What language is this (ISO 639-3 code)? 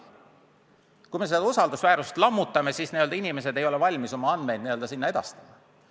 est